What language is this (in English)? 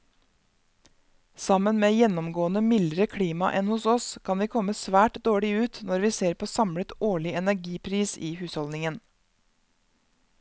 Norwegian